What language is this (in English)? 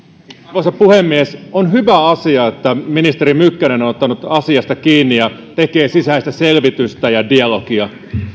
Finnish